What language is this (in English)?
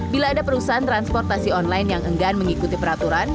Indonesian